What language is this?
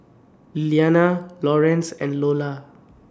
English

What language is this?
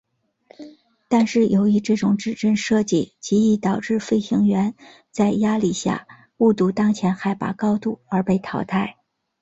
Chinese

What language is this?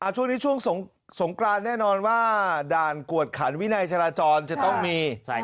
Thai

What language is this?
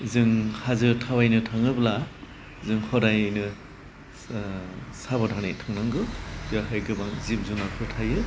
Bodo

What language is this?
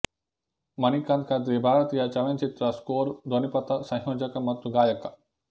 Kannada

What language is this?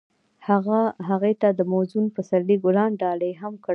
Pashto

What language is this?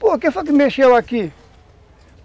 Portuguese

